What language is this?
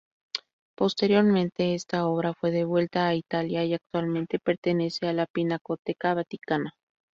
Spanish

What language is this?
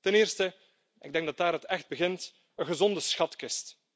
Dutch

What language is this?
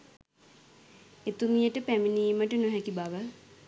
Sinhala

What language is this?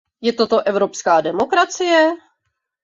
Czech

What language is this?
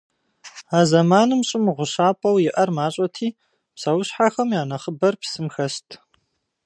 Kabardian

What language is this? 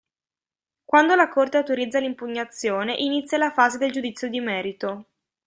Italian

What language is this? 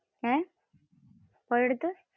Malayalam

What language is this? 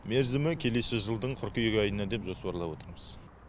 Kazakh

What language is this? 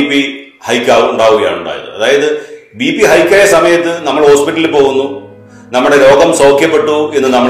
Malayalam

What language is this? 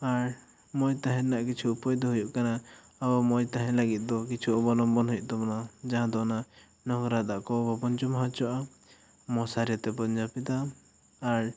Santali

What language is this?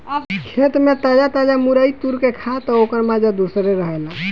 Bhojpuri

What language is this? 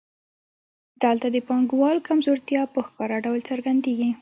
Pashto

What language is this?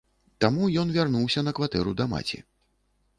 Belarusian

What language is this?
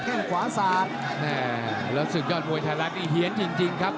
Thai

